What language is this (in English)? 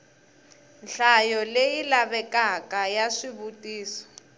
Tsonga